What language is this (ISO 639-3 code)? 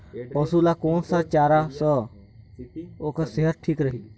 hne